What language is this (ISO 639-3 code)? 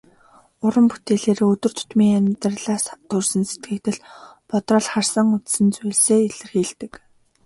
mon